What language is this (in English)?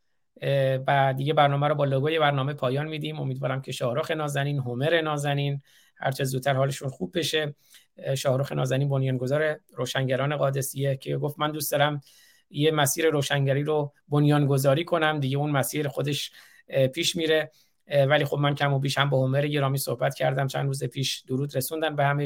Persian